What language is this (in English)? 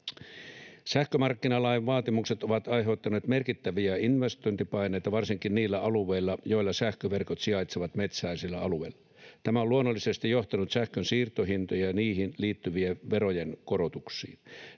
Finnish